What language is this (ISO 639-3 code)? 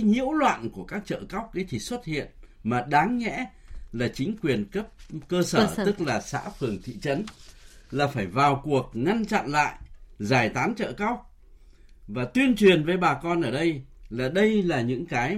vie